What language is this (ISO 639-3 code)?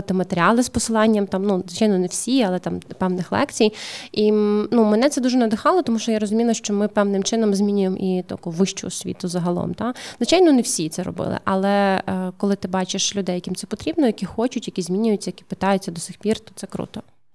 ukr